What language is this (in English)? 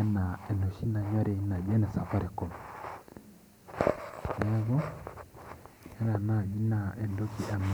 Masai